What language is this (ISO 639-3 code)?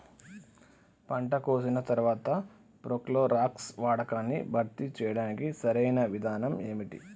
tel